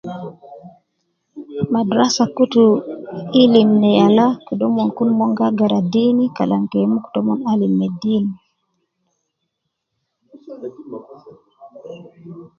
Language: Nubi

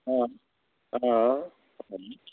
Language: Nepali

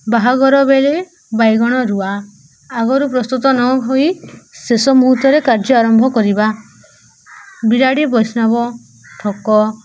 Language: Odia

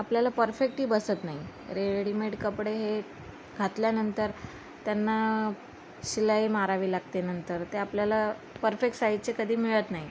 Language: Marathi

